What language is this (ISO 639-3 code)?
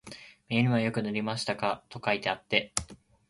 jpn